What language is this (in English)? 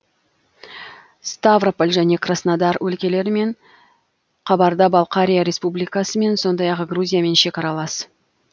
Kazakh